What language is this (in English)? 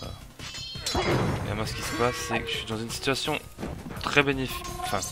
French